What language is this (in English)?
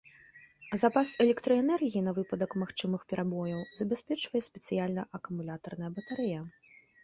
Belarusian